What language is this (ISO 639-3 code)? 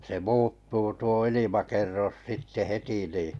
fin